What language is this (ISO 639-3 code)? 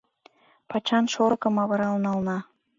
chm